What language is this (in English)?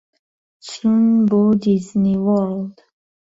Central Kurdish